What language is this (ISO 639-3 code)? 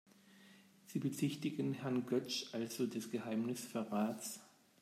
deu